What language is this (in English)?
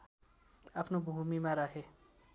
Nepali